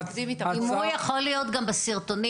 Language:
Hebrew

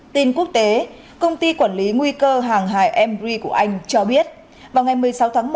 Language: Vietnamese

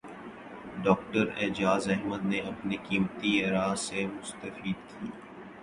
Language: Urdu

